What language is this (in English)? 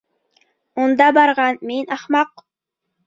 Bashkir